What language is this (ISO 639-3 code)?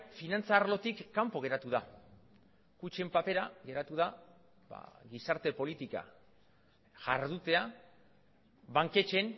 eus